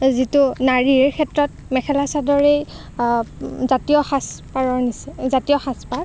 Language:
Assamese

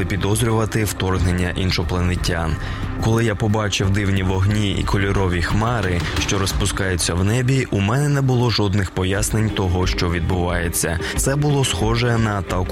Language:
Ukrainian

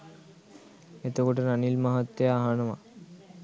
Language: Sinhala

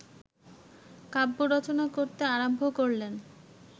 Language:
Bangla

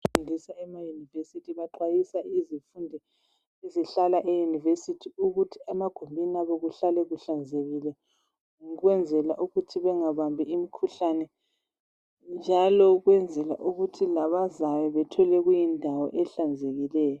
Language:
North Ndebele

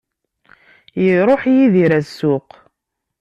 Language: Kabyle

